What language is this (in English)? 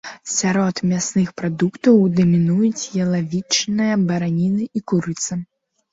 Belarusian